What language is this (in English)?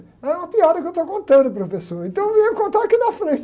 Portuguese